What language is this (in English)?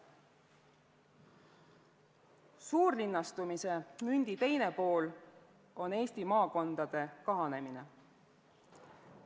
Estonian